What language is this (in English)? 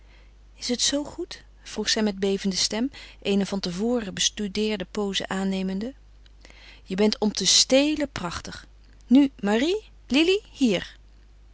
Dutch